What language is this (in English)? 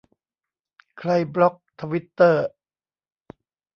Thai